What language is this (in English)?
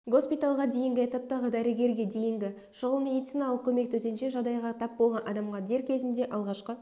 Kazakh